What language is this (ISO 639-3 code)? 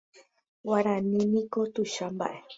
grn